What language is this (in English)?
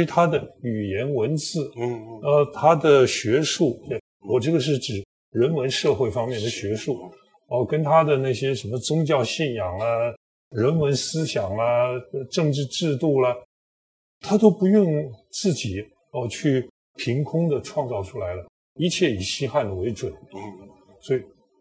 Chinese